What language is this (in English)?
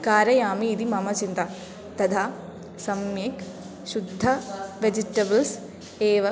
Sanskrit